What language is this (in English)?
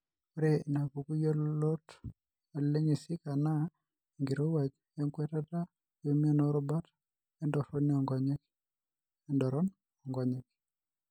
Masai